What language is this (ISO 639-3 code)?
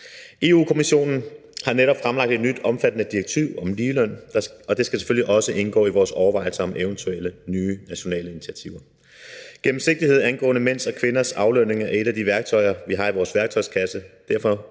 dan